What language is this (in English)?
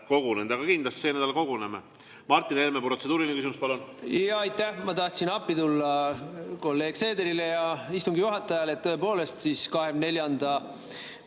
Estonian